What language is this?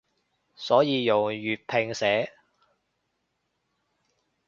Cantonese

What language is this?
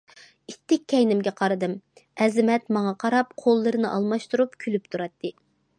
Uyghur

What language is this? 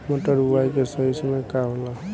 Bhojpuri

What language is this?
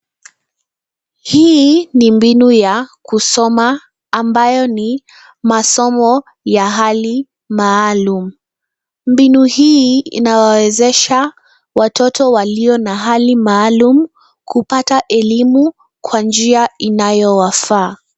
Swahili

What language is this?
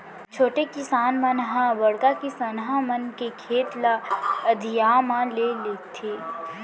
Chhattisgarhi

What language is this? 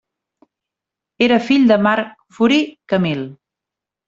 Catalan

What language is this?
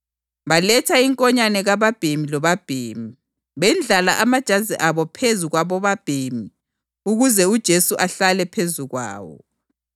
North Ndebele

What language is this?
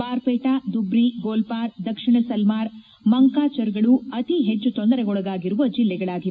Kannada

